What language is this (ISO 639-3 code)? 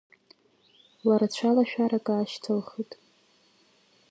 abk